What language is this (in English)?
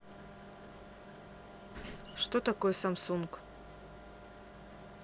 Russian